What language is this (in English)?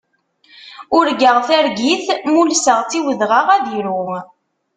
Kabyle